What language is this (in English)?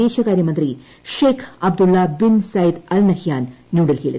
Malayalam